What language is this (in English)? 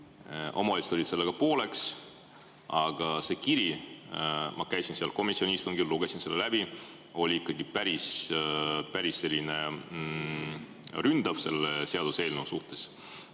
Estonian